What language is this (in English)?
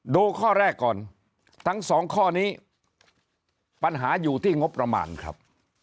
Thai